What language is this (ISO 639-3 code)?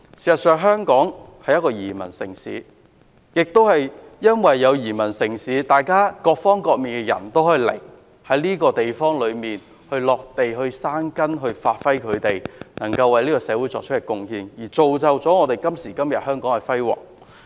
yue